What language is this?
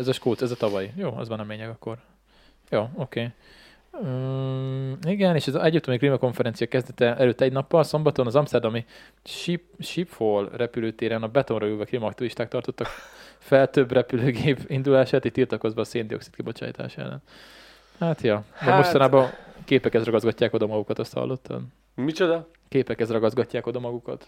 Hungarian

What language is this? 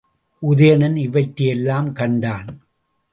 Tamil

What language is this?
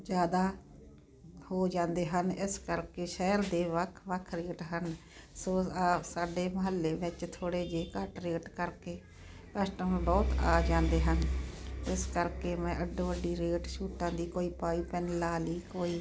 Punjabi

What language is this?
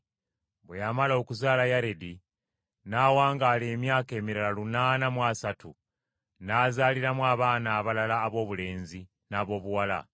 Ganda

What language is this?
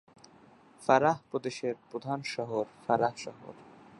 Bangla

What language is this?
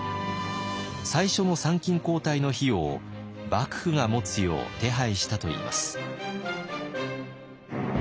Japanese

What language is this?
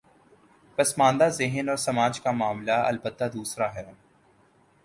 Urdu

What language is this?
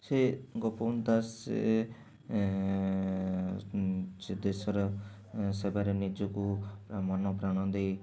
Odia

